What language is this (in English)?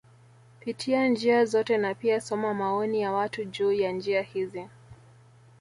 Swahili